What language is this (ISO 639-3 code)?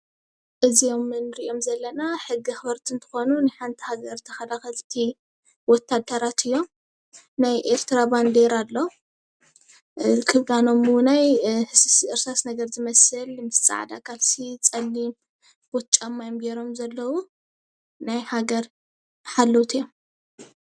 tir